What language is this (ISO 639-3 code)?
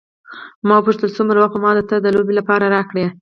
pus